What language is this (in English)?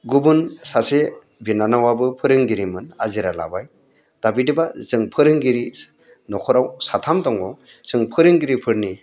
Bodo